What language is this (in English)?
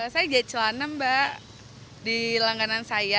Indonesian